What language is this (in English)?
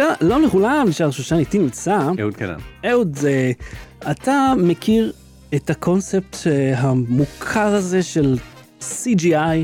Hebrew